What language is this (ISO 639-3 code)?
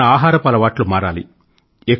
tel